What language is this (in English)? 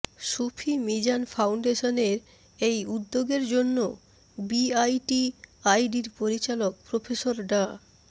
Bangla